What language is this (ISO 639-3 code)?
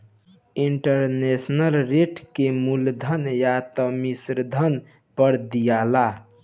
bho